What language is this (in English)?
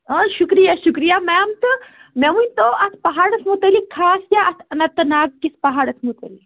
Kashmiri